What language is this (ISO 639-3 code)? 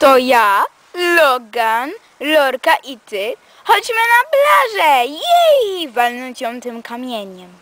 pol